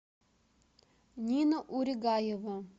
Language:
Russian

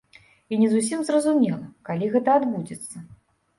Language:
Belarusian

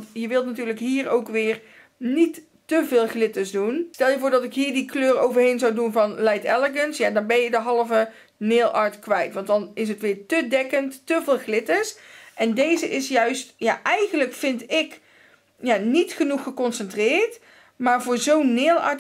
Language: Dutch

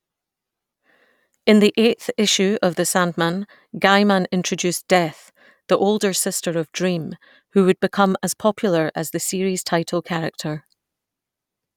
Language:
English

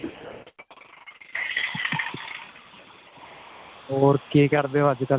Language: Punjabi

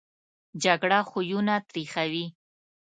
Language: Pashto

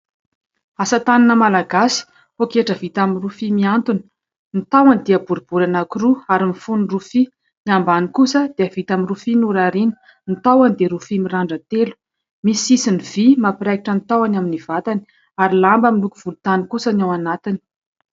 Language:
Malagasy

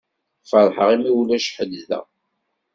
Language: Kabyle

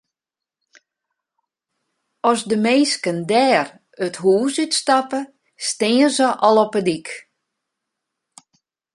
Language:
Western Frisian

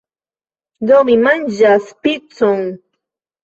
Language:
Esperanto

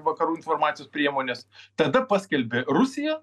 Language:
Lithuanian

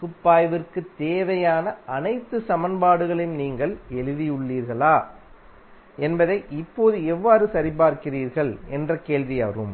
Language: Tamil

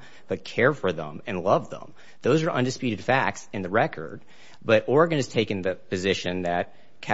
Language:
English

